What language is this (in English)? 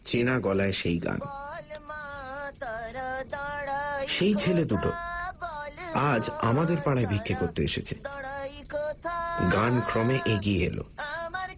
Bangla